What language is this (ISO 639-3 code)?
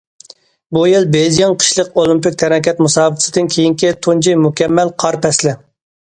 uig